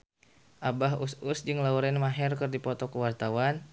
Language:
Sundanese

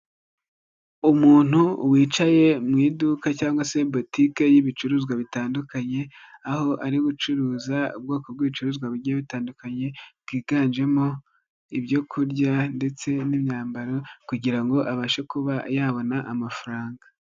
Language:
Kinyarwanda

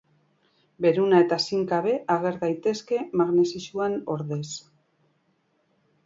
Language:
Basque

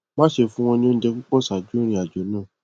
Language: Yoruba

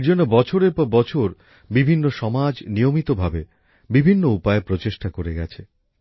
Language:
Bangla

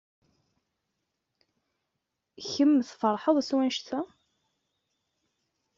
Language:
Kabyle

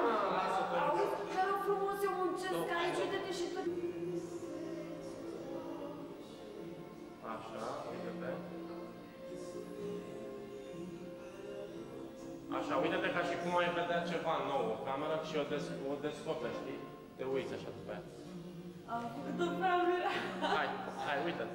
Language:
Romanian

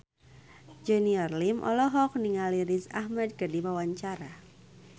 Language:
Sundanese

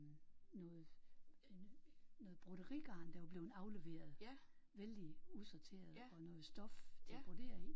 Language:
Danish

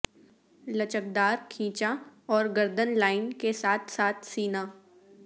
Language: Urdu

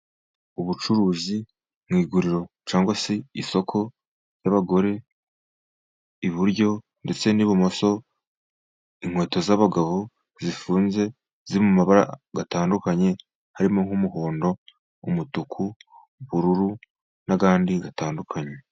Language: Kinyarwanda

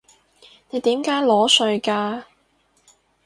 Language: Cantonese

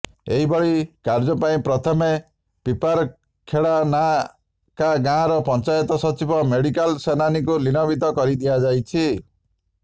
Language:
Odia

